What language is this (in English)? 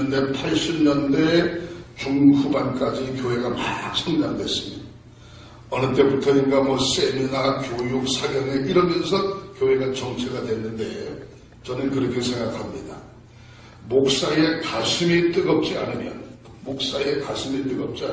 Korean